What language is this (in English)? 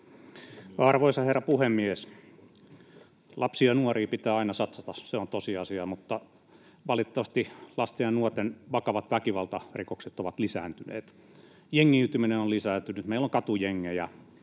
Finnish